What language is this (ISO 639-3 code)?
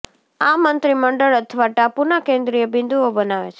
guj